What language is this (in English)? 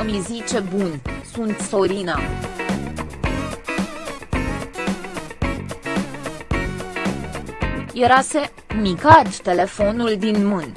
Romanian